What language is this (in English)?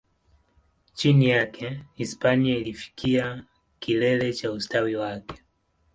Swahili